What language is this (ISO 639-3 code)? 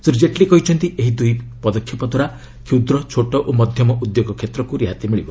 ori